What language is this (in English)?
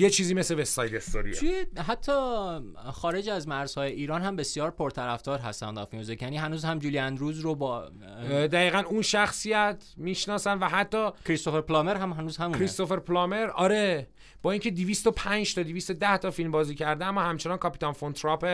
Persian